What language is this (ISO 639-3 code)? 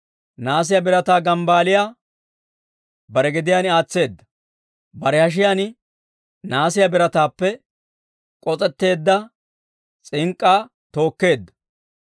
dwr